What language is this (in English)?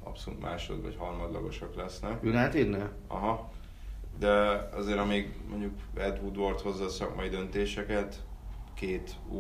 Hungarian